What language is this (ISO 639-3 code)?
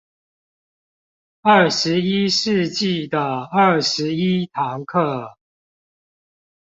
zho